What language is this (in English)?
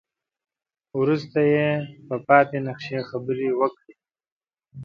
Pashto